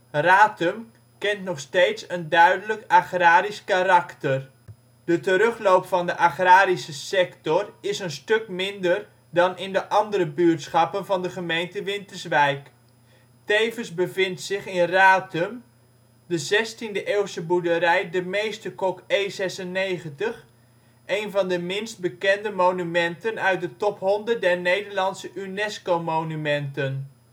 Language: Dutch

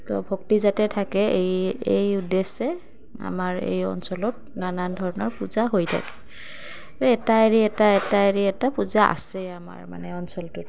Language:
Assamese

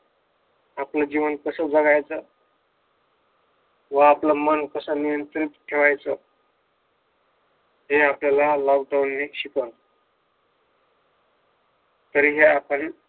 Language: Marathi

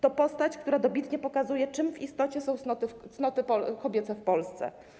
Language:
Polish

